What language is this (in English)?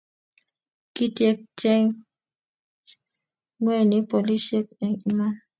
Kalenjin